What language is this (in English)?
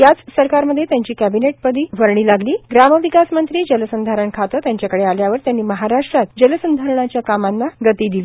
Marathi